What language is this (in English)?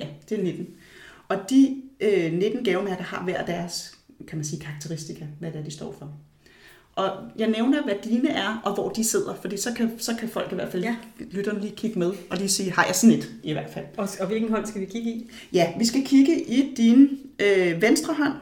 Danish